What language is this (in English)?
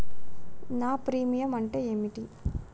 Telugu